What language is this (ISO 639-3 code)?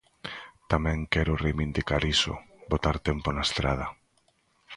glg